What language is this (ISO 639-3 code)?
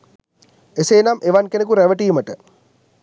sin